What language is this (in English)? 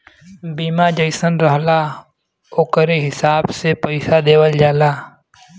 Bhojpuri